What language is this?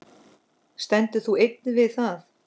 Icelandic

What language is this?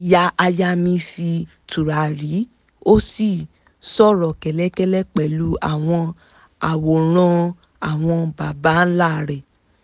Yoruba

